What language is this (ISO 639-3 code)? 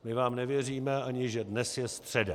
ces